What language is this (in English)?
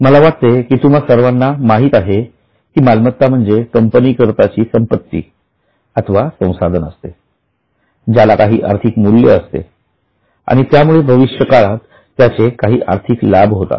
Marathi